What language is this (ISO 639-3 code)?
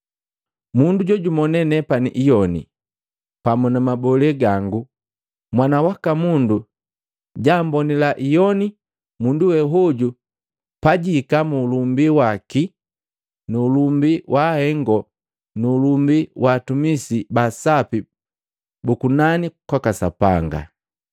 mgv